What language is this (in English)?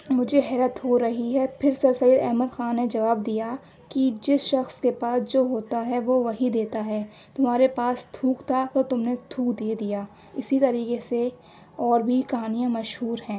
Urdu